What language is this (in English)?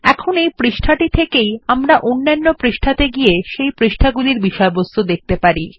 Bangla